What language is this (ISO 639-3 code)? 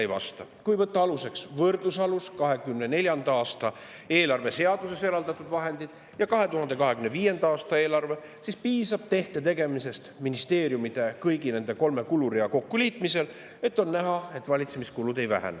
est